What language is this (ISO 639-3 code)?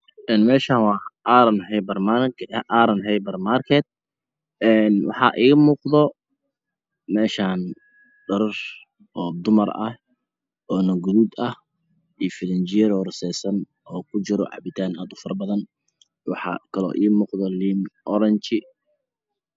som